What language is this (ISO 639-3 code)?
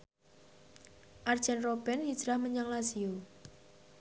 jav